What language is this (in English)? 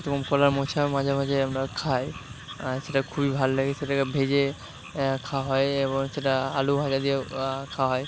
Bangla